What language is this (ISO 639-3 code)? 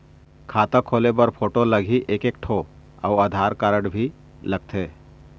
hne